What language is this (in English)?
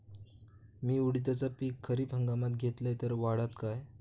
Marathi